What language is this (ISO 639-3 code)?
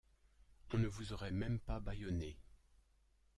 fra